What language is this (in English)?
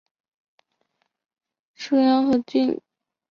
Chinese